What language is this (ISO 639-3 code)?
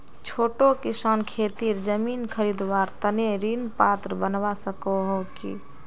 mag